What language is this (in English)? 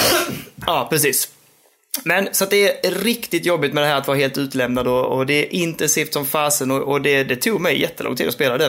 Swedish